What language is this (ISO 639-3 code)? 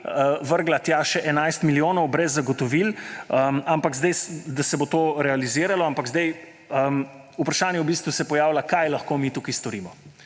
slv